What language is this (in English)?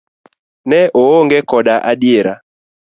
Luo (Kenya and Tanzania)